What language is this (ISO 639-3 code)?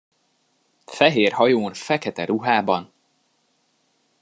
hun